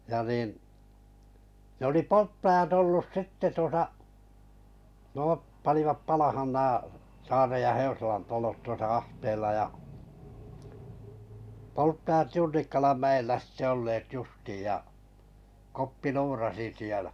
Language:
Finnish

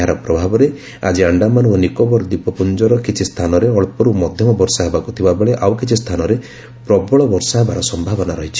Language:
Odia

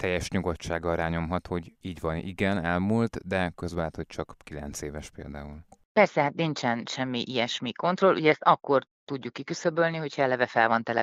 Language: Hungarian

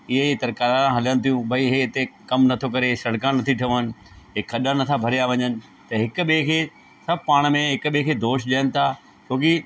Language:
Sindhi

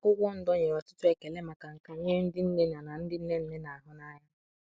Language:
Igbo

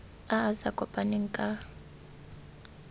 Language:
Tswana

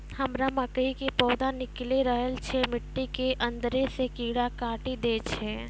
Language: Maithili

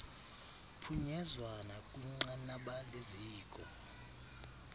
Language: Xhosa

